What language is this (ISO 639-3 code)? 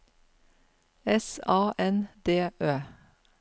nor